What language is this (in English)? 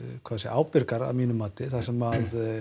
Icelandic